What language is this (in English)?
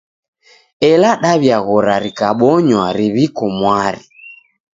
Taita